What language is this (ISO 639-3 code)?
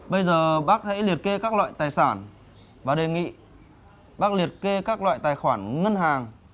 vie